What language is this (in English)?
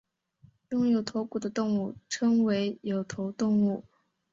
Chinese